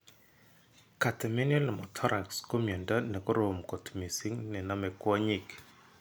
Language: Kalenjin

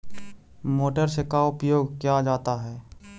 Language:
Magahi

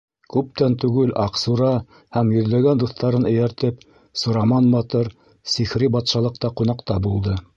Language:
Bashkir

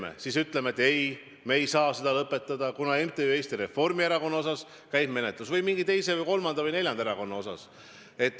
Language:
Estonian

